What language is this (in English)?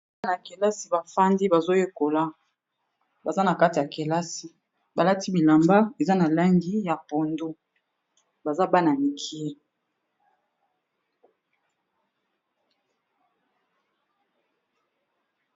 Lingala